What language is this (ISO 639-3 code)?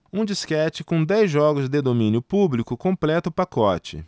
por